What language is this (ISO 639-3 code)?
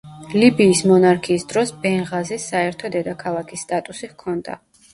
kat